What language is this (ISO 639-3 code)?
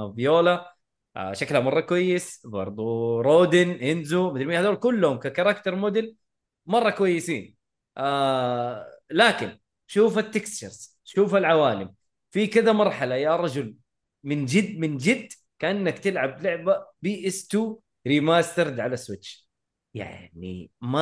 ara